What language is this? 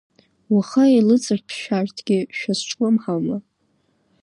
Abkhazian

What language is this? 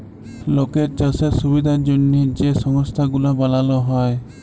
Bangla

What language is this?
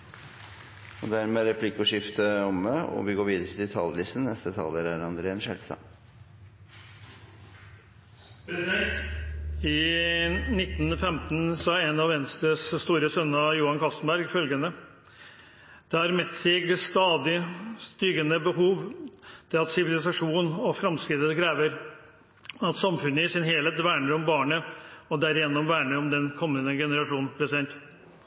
Norwegian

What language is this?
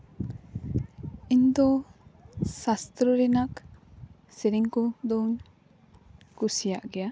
Santali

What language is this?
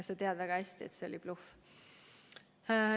Estonian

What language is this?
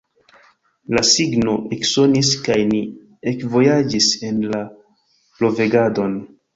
Esperanto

